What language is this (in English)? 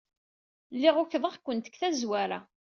Kabyle